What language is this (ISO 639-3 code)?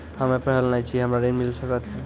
mai